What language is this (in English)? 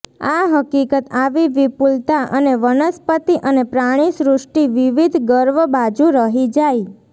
Gujarati